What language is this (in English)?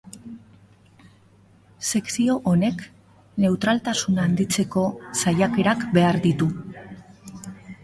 Basque